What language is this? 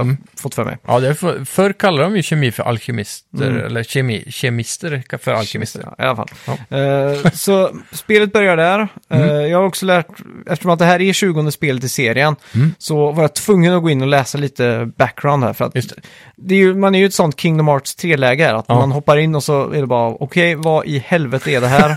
Swedish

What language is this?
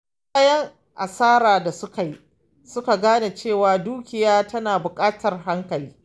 Hausa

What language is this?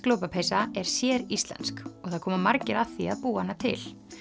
Icelandic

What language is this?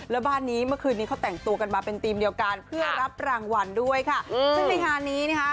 Thai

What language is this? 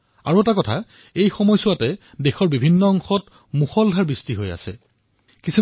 Assamese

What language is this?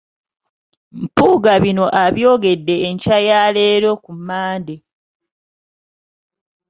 Ganda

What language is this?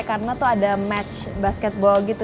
Indonesian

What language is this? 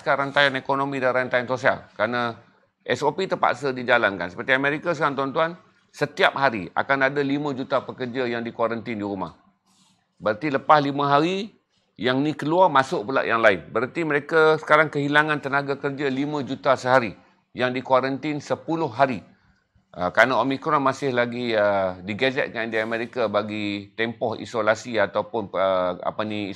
Malay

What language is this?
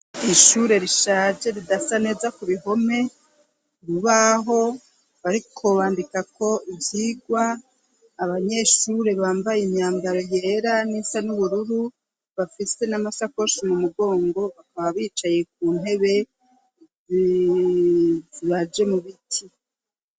Rundi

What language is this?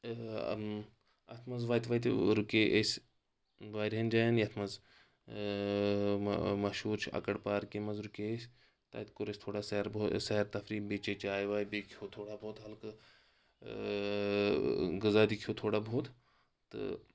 Kashmiri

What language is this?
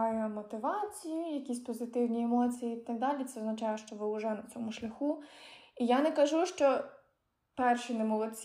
Ukrainian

